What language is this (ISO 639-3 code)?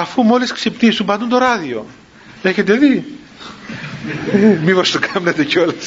ell